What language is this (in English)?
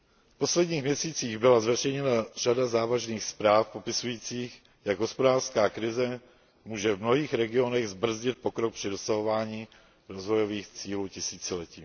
Czech